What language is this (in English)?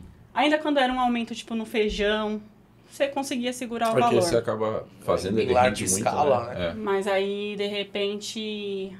Portuguese